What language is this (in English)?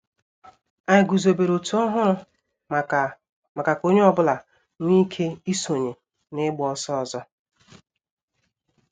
Igbo